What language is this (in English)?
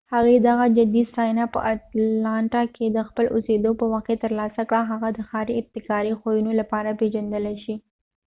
Pashto